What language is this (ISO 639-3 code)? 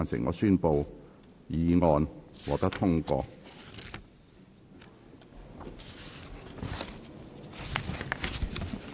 yue